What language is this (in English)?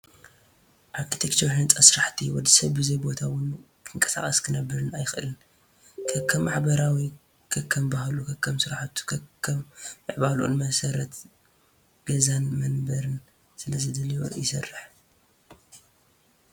Tigrinya